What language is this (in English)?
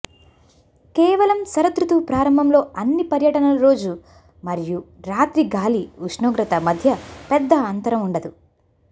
Telugu